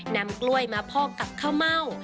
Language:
Thai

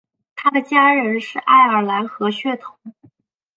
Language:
Chinese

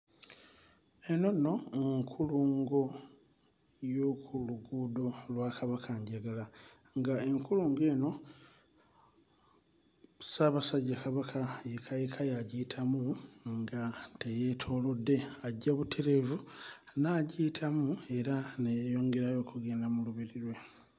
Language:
Ganda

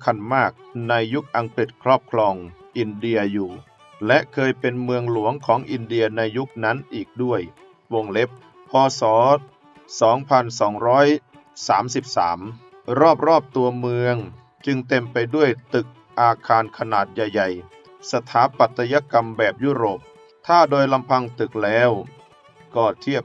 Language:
Thai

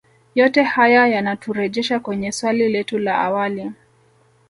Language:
Swahili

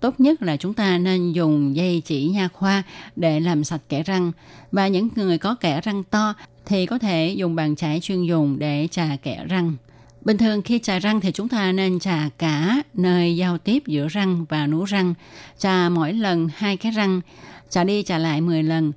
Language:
Vietnamese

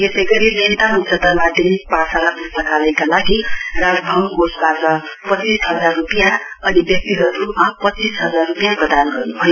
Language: Nepali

